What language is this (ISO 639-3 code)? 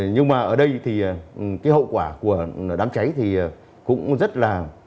vie